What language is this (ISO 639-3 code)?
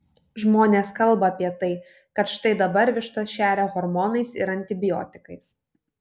lit